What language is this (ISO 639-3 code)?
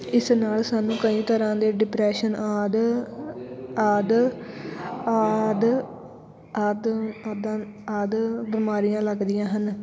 pan